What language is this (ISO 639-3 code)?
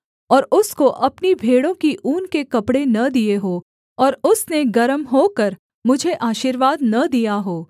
hin